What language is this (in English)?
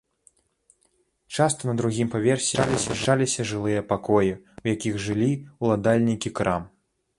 Belarusian